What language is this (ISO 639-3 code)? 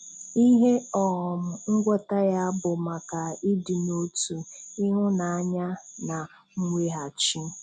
ibo